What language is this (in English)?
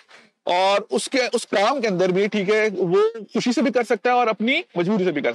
Urdu